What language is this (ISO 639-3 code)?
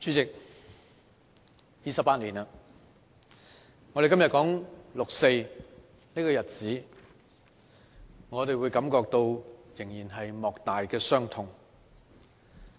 yue